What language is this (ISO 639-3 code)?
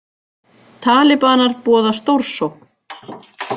isl